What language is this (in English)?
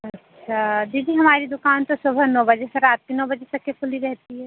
Hindi